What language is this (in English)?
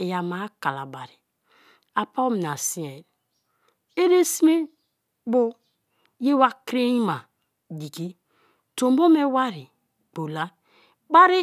Kalabari